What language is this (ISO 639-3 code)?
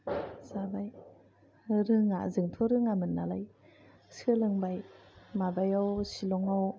brx